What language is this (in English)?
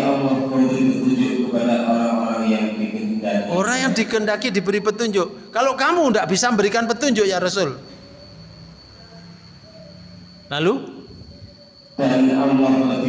Indonesian